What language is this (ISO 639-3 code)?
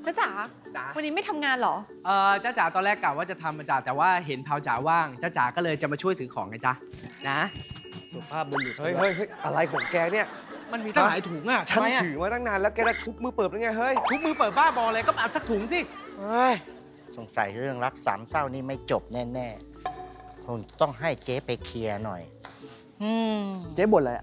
tha